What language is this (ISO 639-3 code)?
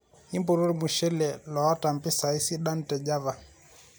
mas